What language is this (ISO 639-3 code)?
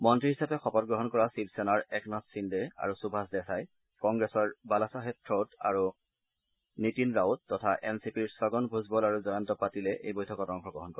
asm